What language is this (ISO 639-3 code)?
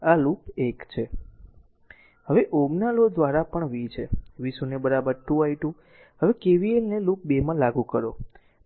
guj